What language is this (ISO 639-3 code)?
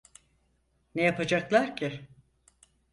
tur